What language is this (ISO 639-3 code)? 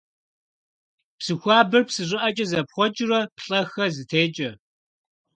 kbd